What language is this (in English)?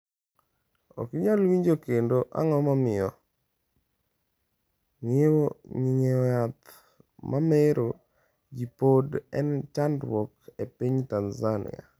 Luo (Kenya and Tanzania)